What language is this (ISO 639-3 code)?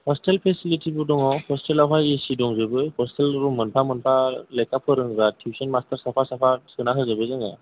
brx